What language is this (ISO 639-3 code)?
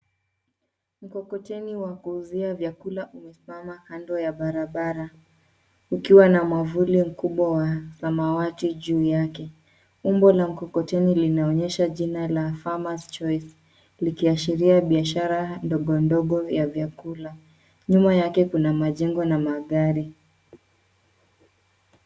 swa